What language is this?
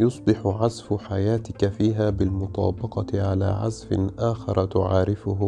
Arabic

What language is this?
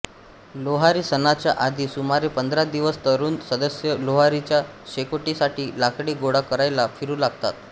Marathi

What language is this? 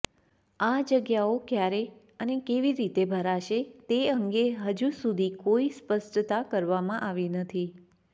Gujarati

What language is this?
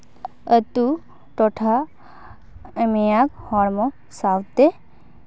Santali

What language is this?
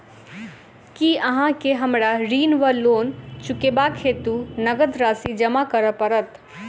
Maithili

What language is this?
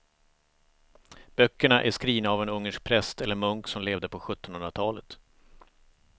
Swedish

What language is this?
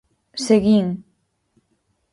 Galician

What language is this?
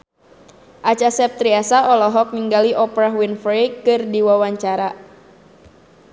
Sundanese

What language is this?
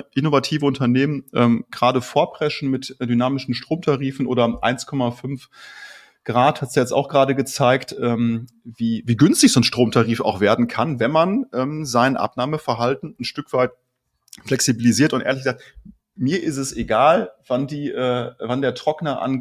German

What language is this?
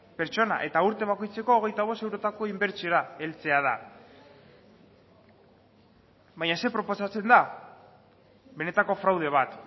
Basque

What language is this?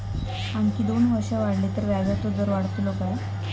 Marathi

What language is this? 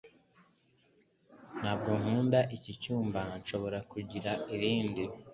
Kinyarwanda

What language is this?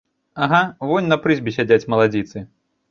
Belarusian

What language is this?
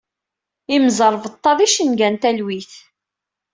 Kabyle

